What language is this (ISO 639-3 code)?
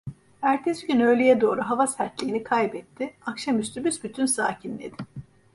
tur